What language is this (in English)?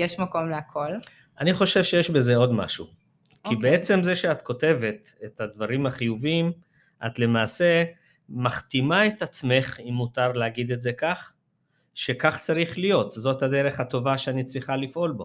Hebrew